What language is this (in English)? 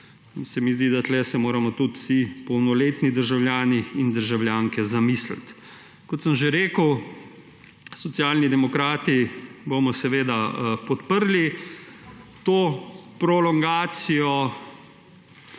Slovenian